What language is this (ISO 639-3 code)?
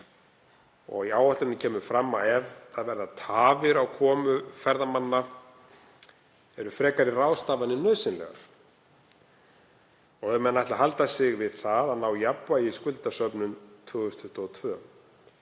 isl